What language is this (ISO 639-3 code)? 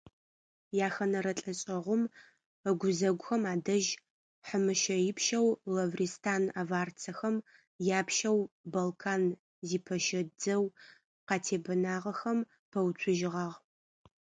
ady